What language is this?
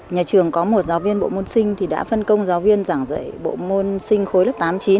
Vietnamese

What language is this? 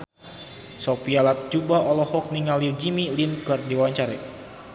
Sundanese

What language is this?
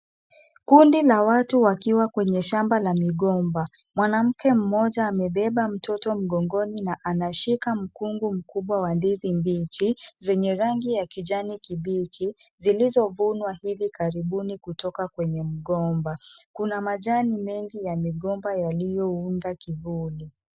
Swahili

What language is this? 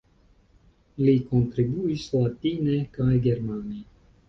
Esperanto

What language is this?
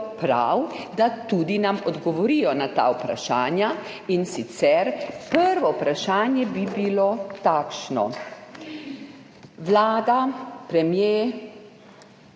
Slovenian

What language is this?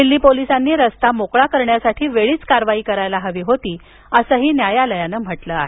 Marathi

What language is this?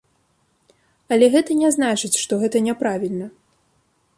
Belarusian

